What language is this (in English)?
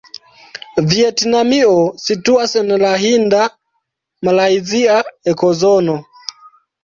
Esperanto